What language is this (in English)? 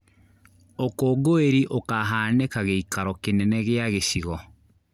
Kikuyu